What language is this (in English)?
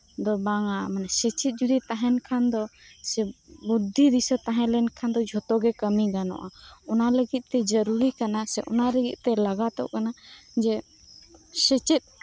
Santali